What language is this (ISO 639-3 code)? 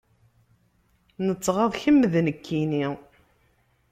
kab